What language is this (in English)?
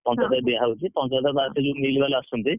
Odia